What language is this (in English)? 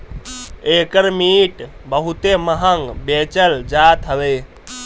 Bhojpuri